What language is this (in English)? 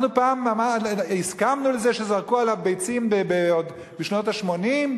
Hebrew